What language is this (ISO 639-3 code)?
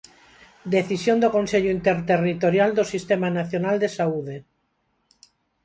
glg